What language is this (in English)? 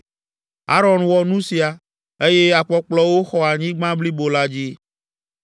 Ewe